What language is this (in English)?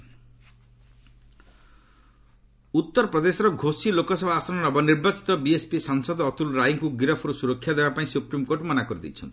Odia